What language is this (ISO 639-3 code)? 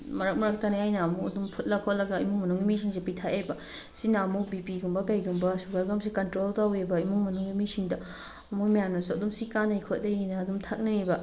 mni